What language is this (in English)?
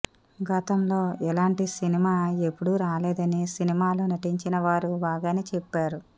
Telugu